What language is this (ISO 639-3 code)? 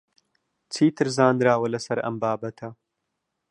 ckb